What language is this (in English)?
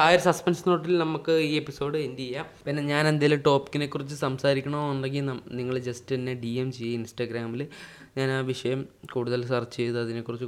Malayalam